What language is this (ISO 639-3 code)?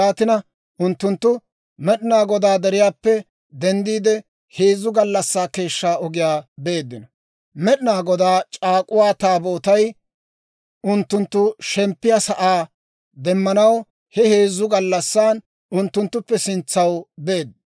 dwr